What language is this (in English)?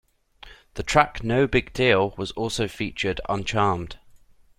English